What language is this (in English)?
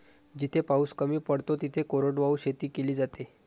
Marathi